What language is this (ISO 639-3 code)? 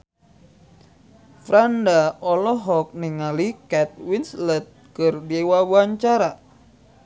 sun